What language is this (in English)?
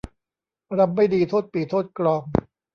Thai